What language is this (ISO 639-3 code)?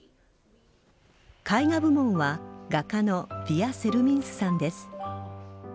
jpn